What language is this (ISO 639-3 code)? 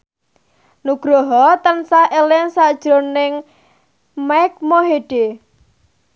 jav